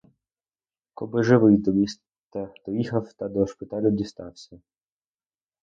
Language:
Ukrainian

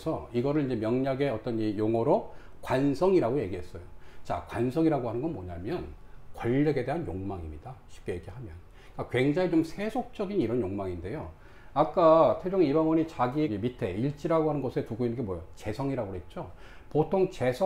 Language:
Korean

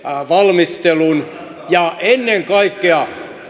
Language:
Finnish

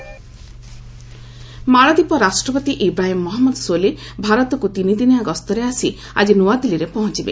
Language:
Odia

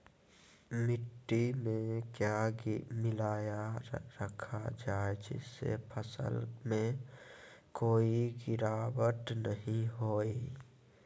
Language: Magahi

